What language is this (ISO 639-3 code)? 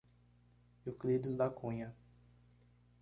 por